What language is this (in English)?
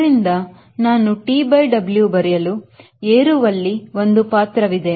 Kannada